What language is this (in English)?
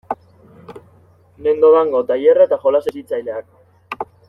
Basque